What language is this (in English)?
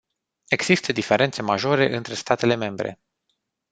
Romanian